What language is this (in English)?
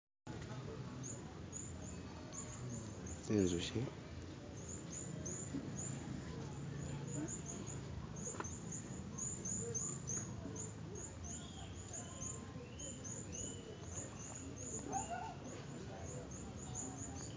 Masaaba